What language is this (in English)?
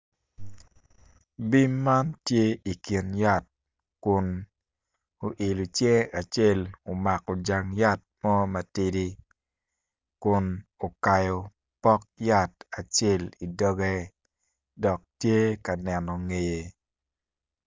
Acoli